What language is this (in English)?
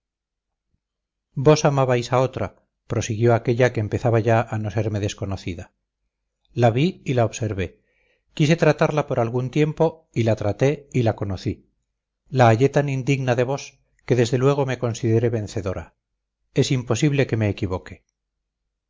Spanish